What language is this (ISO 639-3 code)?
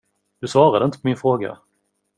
swe